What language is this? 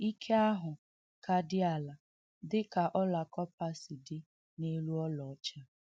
Igbo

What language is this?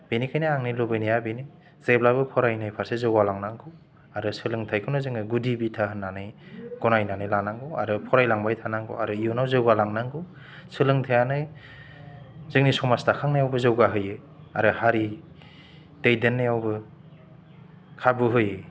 Bodo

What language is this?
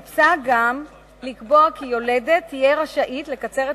Hebrew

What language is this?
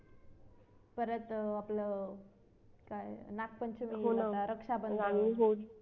Marathi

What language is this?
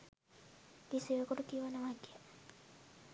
Sinhala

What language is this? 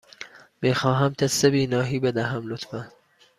Persian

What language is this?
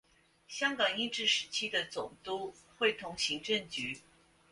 Chinese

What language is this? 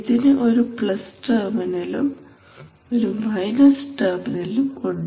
Malayalam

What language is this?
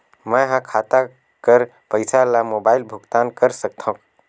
Chhattisgarhi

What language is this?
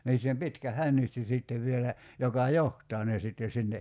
Finnish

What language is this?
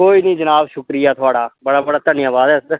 Dogri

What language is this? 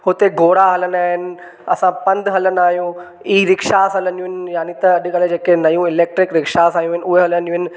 Sindhi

